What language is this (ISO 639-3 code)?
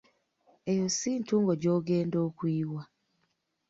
lug